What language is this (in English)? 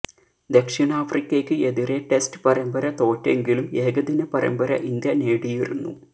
Malayalam